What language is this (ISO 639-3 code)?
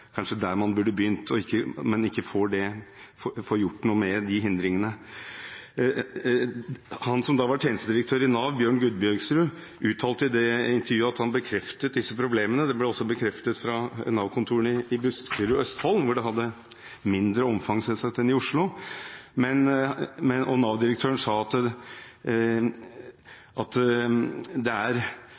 nob